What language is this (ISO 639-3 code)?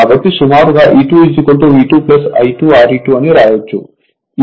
tel